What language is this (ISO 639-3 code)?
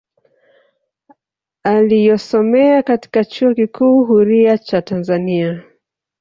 swa